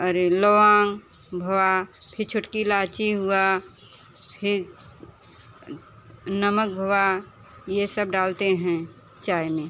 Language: Hindi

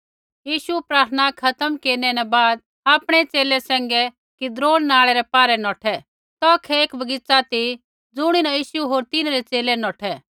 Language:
Kullu Pahari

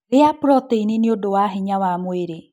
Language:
Kikuyu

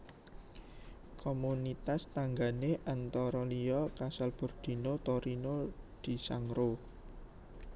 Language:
Javanese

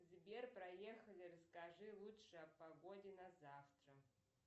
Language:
Russian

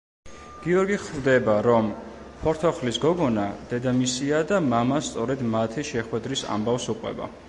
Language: Georgian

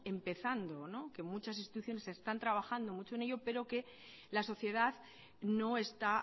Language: Spanish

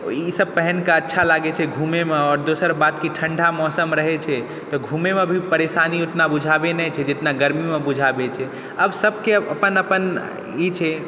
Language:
Maithili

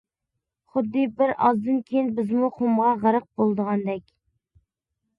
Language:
Uyghur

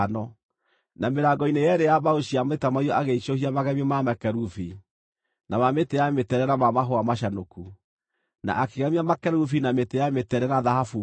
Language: Kikuyu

